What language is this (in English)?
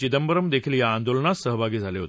Marathi